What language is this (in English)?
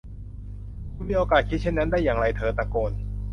Thai